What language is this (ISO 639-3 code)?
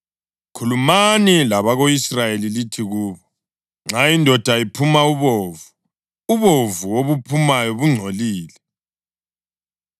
nde